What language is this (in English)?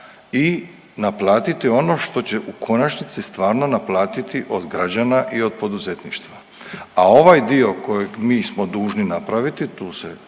Croatian